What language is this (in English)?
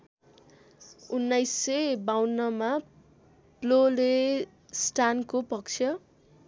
Nepali